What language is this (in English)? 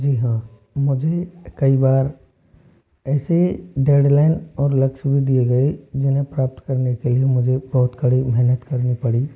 Hindi